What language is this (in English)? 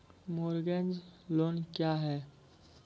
Maithili